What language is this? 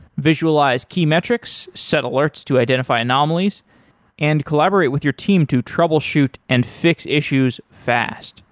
English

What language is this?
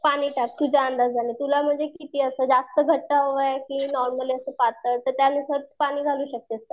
Marathi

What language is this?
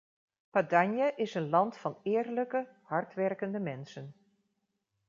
Dutch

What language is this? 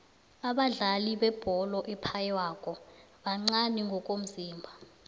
South Ndebele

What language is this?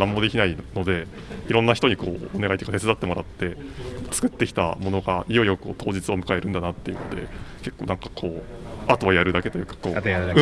Japanese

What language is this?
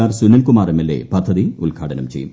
Malayalam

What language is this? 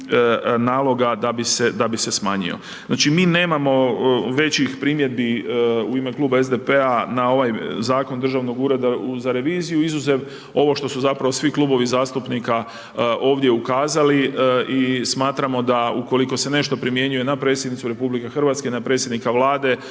Croatian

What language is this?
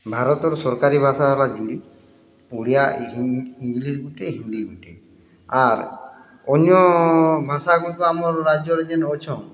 Odia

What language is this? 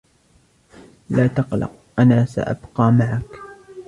Arabic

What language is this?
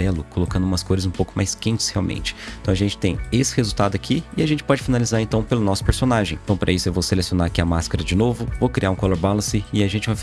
Portuguese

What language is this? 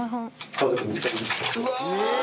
Japanese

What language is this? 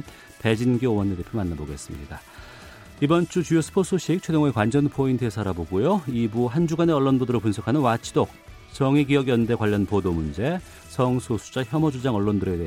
Korean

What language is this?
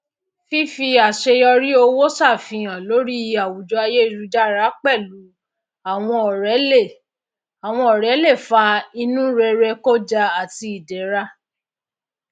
Yoruba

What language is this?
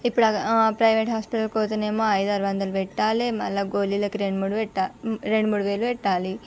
Telugu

